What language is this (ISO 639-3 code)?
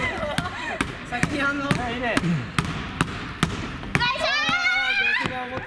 jpn